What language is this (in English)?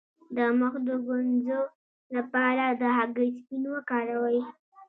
Pashto